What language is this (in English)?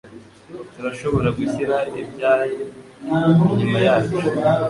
Kinyarwanda